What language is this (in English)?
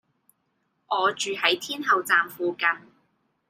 Cantonese